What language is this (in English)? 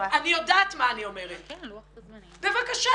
Hebrew